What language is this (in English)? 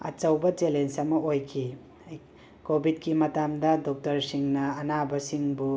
Manipuri